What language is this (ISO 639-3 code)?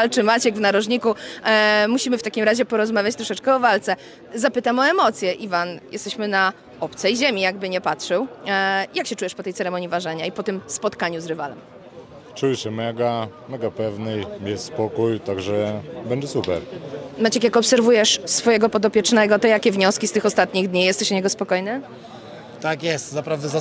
pol